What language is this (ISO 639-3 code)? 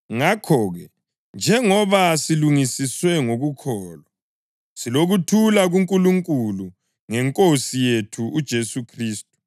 nde